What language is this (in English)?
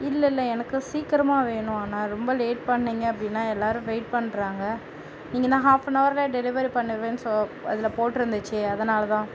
Tamil